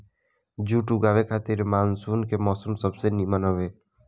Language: Bhojpuri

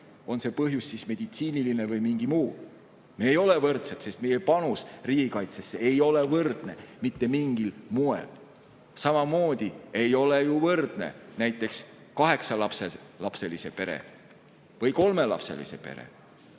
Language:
Estonian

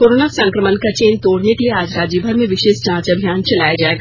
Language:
Hindi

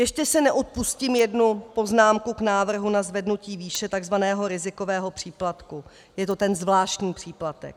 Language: Czech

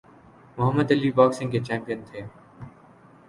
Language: Urdu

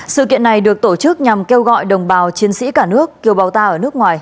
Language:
Vietnamese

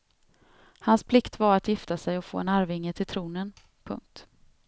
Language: Swedish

